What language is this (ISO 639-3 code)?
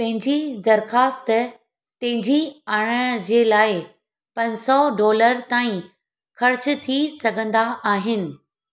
snd